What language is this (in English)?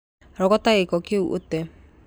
Kikuyu